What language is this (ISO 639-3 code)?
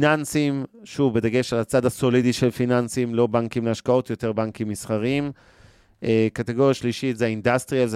heb